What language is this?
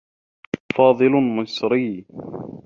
Arabic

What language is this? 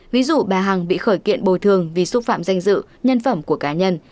Vietnamese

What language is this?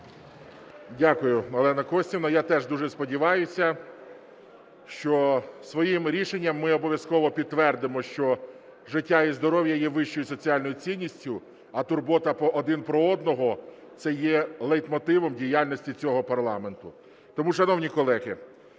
Ukrainian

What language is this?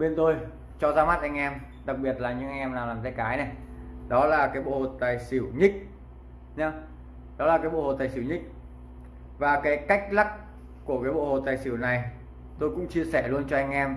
Vietnamese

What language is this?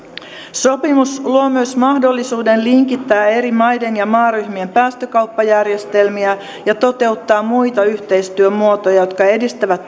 Finnish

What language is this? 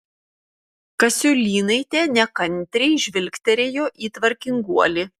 Lithuanian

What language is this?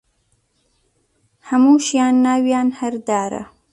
Central Kurdish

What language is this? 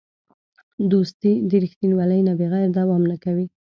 Pashto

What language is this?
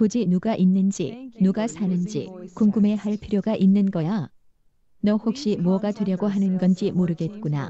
Korean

